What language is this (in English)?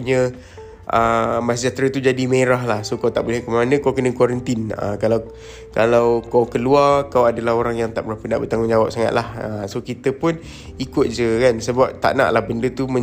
Malay